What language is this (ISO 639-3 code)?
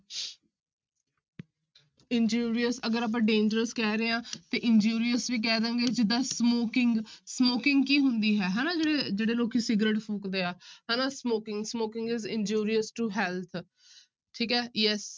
pan